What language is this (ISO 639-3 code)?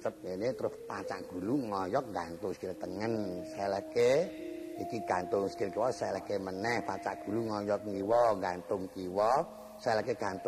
ind